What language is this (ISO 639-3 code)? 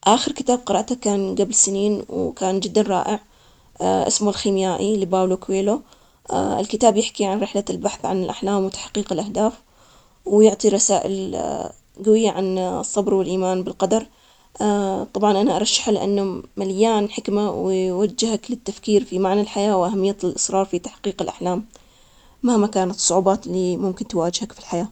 acx